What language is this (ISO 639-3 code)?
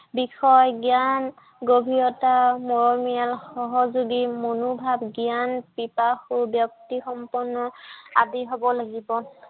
asm